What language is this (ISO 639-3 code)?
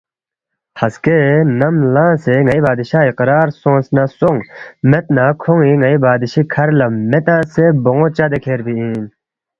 bft